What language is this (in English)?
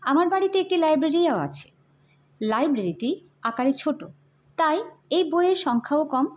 Bangla